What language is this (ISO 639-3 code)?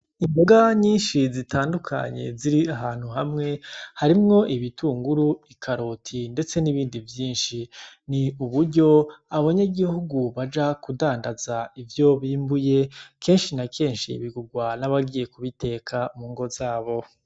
run